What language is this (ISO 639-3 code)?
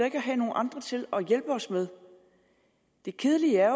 dan